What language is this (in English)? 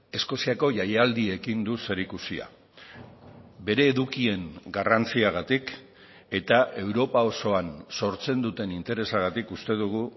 Basque